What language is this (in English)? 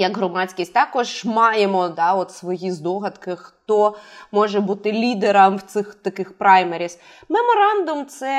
Ukrainian